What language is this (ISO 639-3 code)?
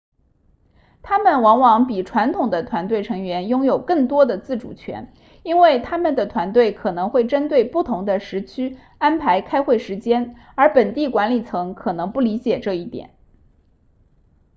zho